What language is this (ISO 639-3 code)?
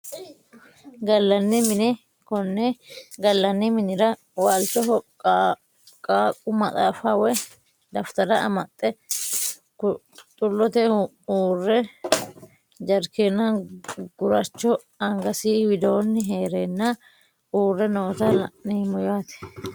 sid